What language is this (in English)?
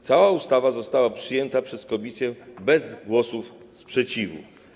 Polish